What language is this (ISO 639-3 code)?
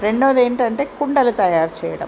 tel